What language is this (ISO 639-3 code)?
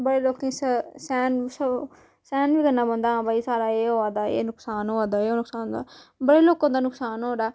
doi